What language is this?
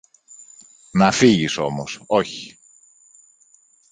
Greek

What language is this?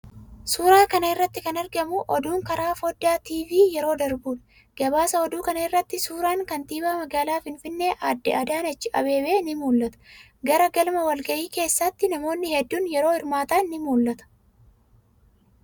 Oromo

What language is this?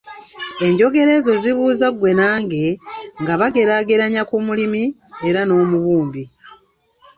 Ganda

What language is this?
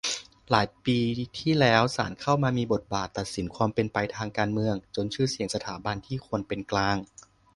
Thai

